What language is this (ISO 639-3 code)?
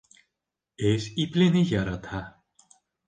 bak